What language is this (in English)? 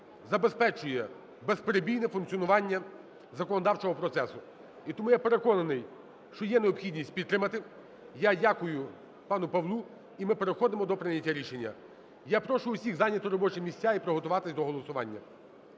Ukrainian